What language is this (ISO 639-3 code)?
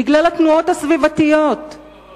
heb